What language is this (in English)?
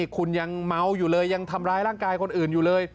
Thai